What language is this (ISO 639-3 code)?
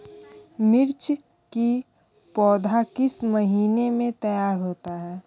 hin